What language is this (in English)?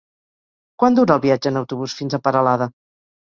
Catalan